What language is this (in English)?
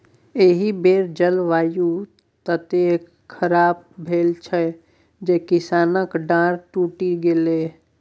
Maithili